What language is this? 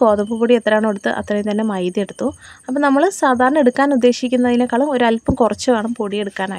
Arabic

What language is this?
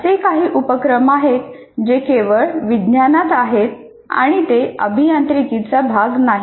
Marathi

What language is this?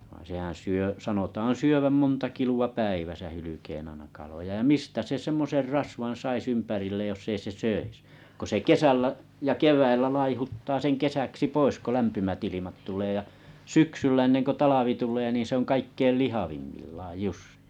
Finnish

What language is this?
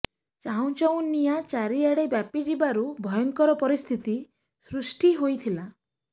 Odia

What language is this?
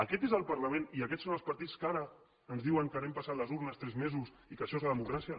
Catalan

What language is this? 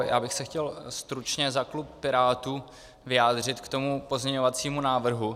Czech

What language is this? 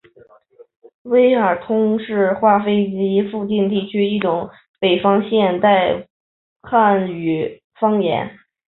Chinese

